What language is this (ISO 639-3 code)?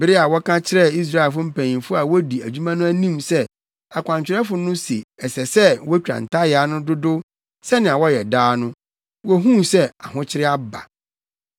aka